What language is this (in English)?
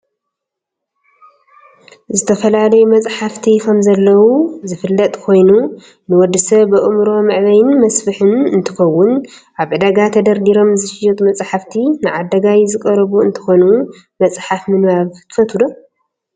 Tigrinya